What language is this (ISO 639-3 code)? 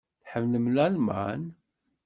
kab